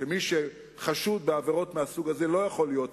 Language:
Hebrew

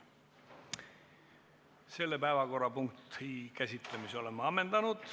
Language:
Estonian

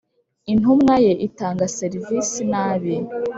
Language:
Kinyarwanda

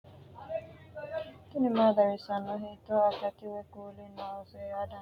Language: Sidamo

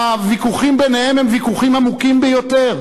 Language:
Hebrew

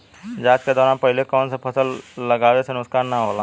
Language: Bhojpuri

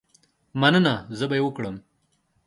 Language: Pashto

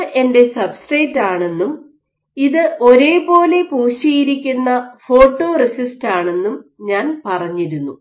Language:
Malayalam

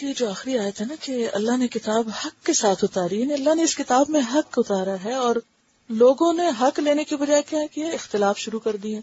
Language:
Urdu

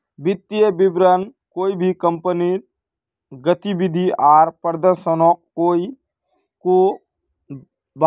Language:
Magahi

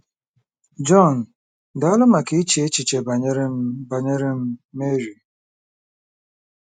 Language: Igbo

